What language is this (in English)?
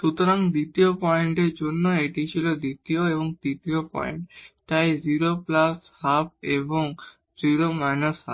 Bangla